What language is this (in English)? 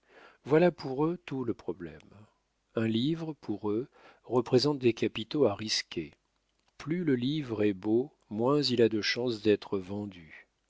French